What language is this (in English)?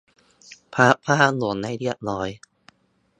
Thai